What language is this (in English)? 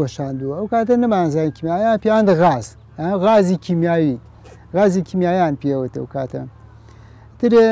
Arabic